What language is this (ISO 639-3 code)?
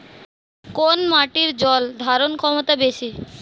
ben